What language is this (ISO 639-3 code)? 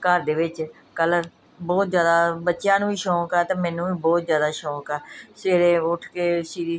pan